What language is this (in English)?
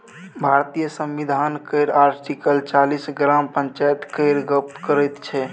Maithili